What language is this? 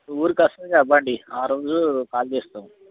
Telugu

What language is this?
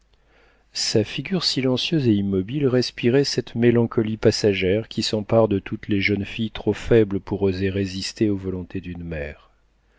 French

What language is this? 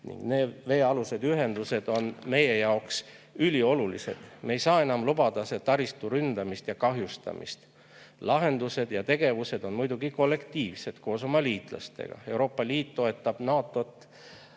Estonian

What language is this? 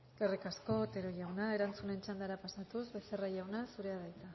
Basque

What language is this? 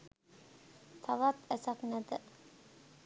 Sinhala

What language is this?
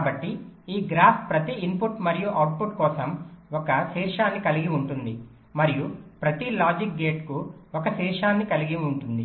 Telugu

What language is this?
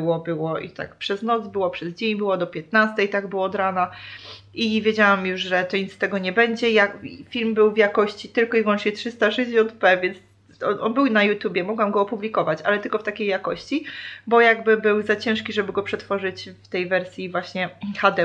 Polish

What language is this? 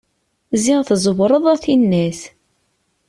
Kabyle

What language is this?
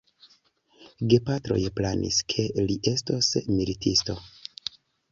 Esperanto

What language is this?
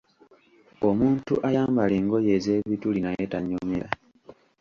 Ganda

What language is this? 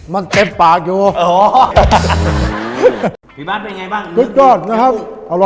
Thai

